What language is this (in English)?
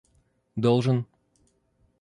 Russian